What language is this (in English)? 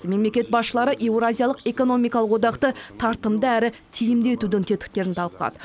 Kazakh